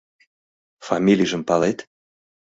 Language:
Mari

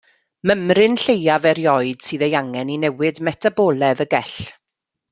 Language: Welsh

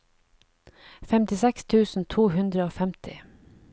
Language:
Norwegian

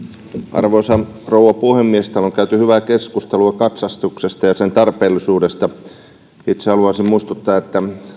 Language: Finnish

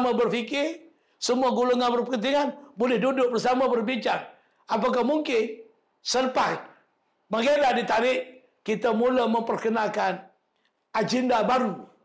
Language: Malay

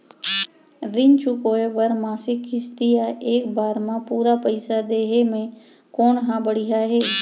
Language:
Chhattisgarhi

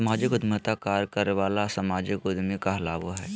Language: Magahi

